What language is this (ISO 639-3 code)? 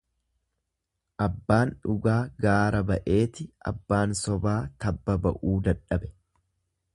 orm